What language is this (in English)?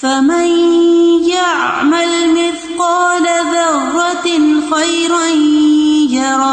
Urdu